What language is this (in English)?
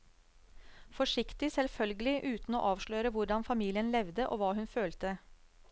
Norwegian